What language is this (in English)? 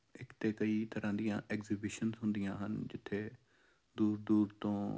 Punjabi